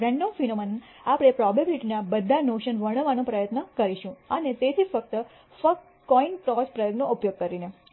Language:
Gujarati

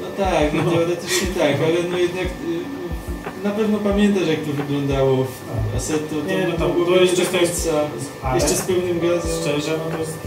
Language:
Polish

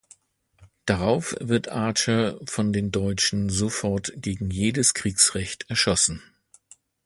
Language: German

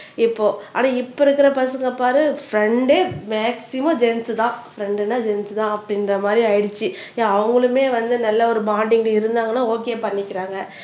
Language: Tamil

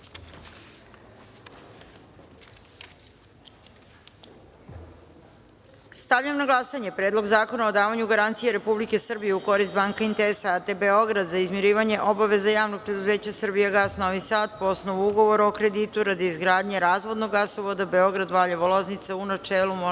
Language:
Serbian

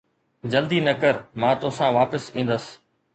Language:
Sindhi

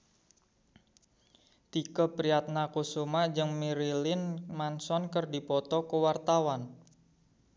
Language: Sundanese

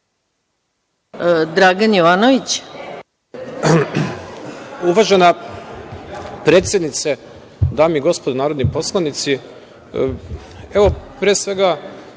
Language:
Serbian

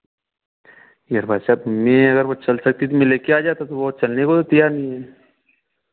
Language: Hindi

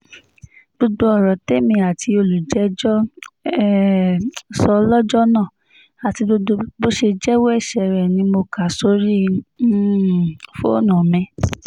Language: Yoruba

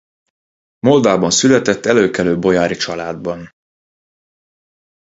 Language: Hungarian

